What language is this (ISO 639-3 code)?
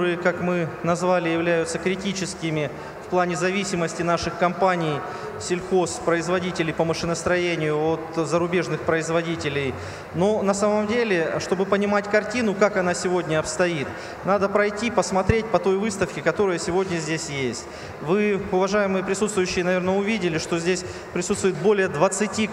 rus